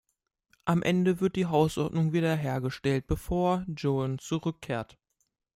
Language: German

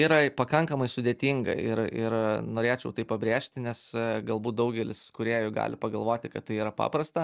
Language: Lithuanian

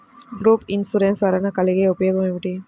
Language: Telugu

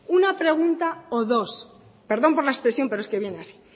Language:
Spanish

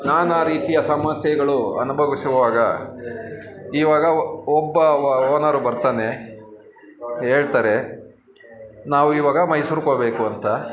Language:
Kannada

